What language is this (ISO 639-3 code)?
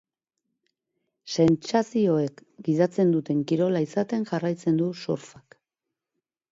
eus